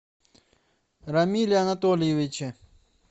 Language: Russian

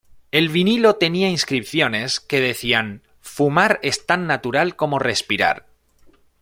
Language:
Spanish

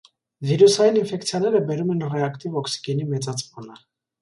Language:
Armenian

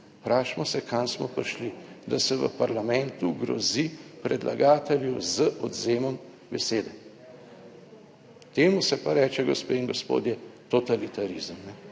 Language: Slovenian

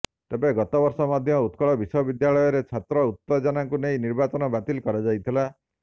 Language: Odia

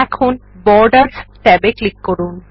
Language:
Bangla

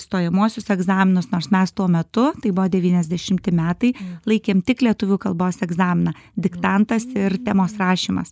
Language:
Lithuanian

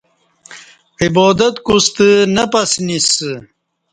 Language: Kati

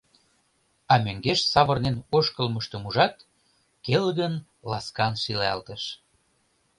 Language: Mari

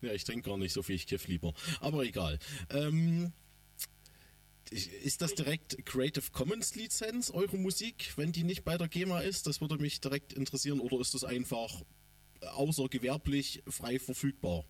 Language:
German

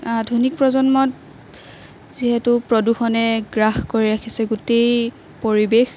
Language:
Assamese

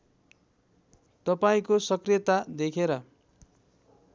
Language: Nepali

